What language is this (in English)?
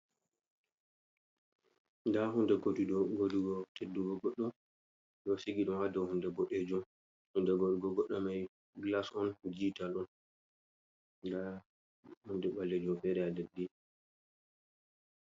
Fula